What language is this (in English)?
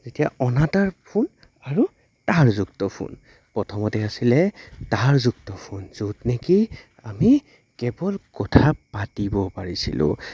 Assamese